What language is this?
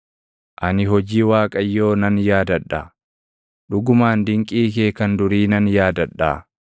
Oromo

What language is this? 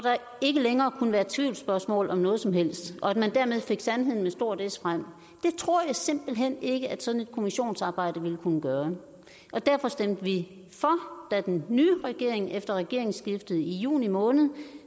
Danish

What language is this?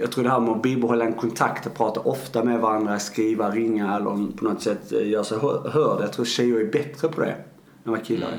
Swedish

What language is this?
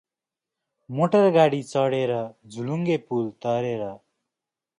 Nepali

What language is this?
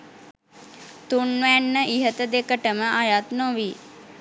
Sinhala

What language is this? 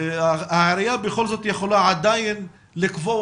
Hebrew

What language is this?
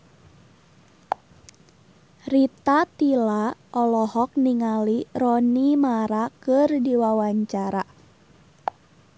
Sundanese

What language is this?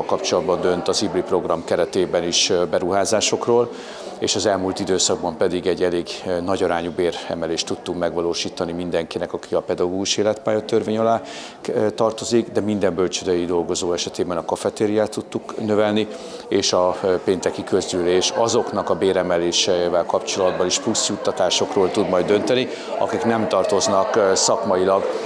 Hungarian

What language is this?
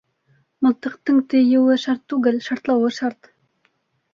Bashkir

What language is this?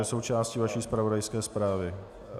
Czech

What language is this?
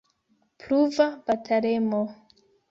Esperanto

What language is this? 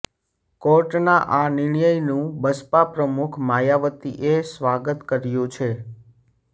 Gujarati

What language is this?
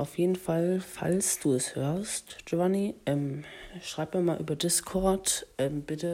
German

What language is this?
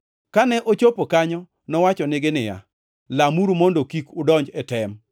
Luo (Kenya and Tanzania)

